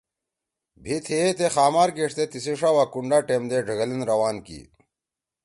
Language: Torwali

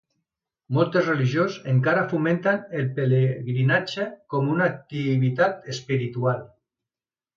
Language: Catalan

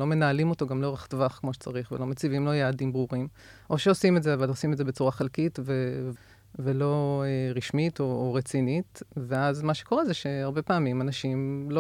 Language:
Hebrew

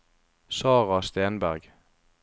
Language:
Norwegian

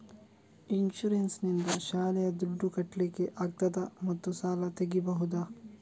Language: Kannada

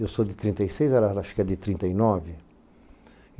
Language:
Portuguese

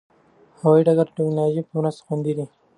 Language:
Pashto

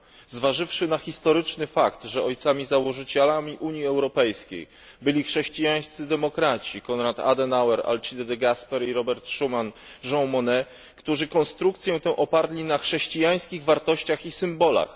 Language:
Polish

